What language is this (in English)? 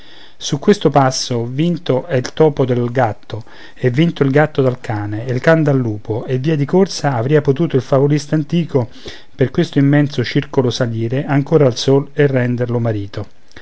Italian